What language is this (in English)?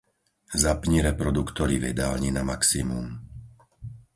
Slovak